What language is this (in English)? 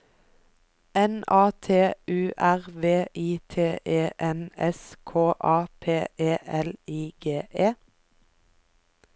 Norwegian